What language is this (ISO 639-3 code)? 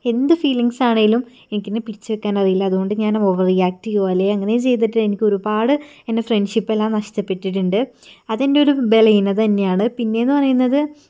mal